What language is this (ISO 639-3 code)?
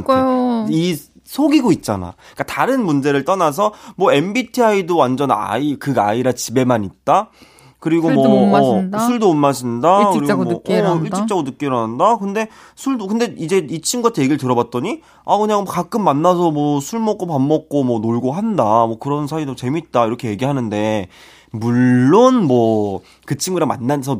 kor